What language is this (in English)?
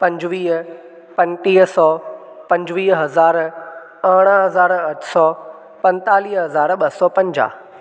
Sindhi